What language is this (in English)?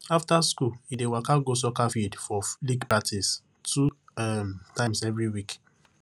Nigerian Pidgin